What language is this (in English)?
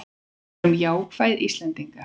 Icelandic